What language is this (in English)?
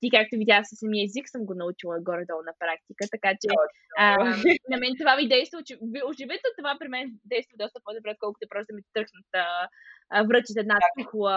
Bulgarian